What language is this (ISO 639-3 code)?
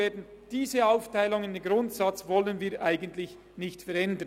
gsw